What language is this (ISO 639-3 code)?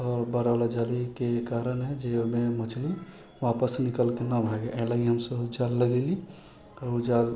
mai